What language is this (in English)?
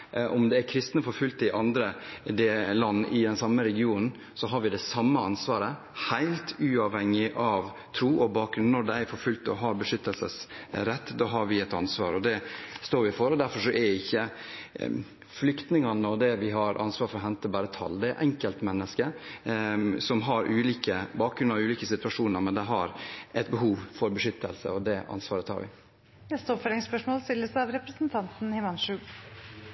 Norwegian Bokmål